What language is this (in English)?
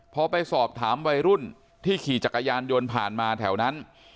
Thai